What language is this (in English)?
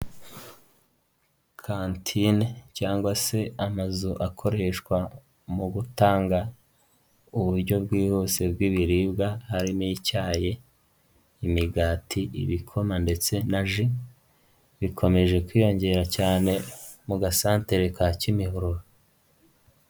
Kinyarwanda